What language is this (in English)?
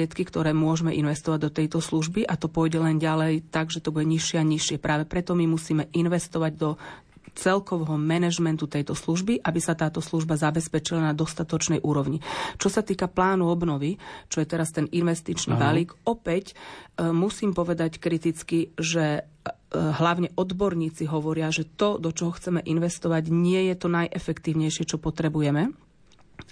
Slovak